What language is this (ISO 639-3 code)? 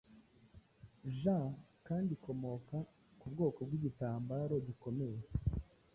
kin